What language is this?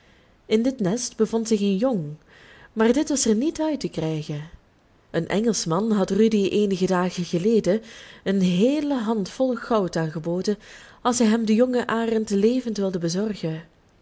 Dutch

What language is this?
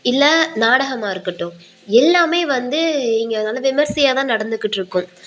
Tamil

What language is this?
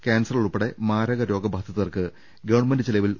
Malayalam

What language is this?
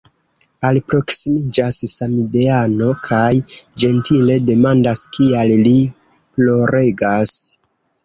Esperanto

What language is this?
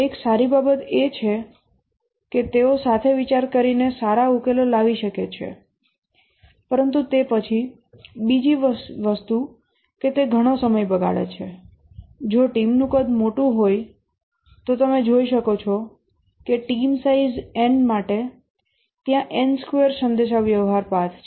Gujarati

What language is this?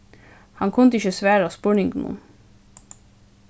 Faroese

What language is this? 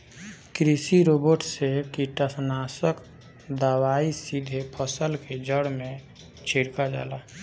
Bhojpuri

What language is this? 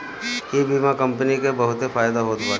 Bhojpuri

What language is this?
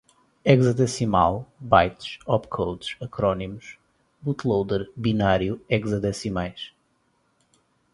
Portuguese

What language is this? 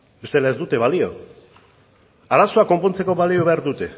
Basque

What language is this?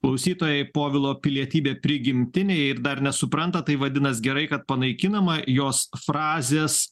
Lithuanian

